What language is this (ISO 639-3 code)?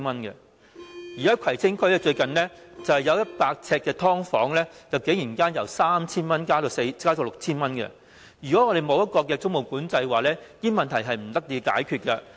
yue